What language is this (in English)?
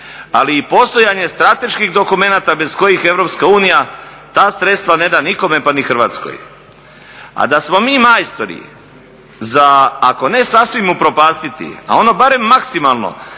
Croatian